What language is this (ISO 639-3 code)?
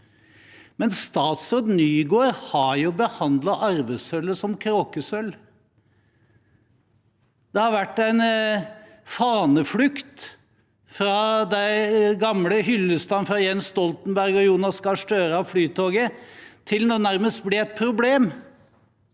nor